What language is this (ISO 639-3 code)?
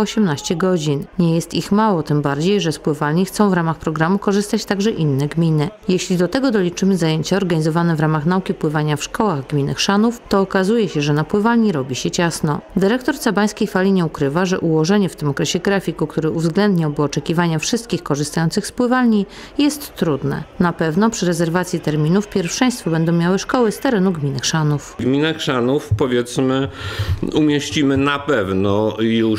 pol